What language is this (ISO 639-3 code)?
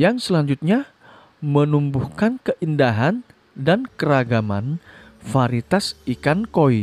ind